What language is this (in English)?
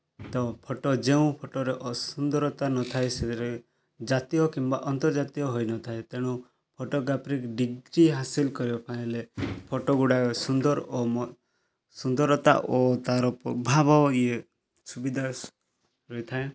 Odia